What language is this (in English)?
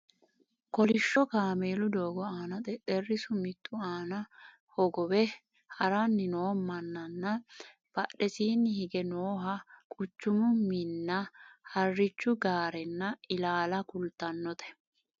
Sidamo